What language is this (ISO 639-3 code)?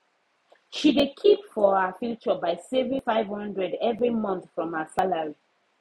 pcm